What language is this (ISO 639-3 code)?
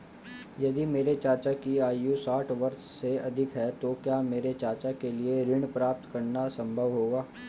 hin